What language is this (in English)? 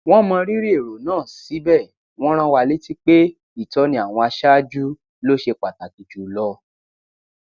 Yoruba